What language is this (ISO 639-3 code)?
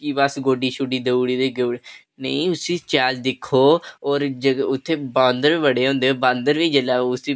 doi